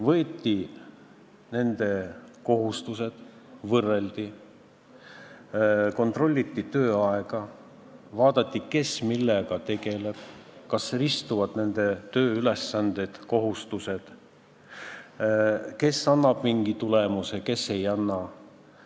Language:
Estonian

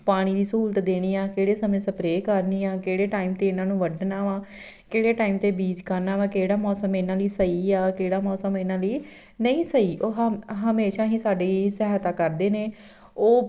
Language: Punjabi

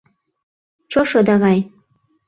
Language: Mari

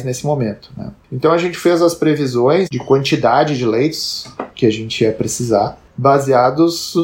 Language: Portuguese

